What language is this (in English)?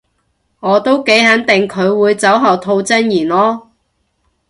Cantonese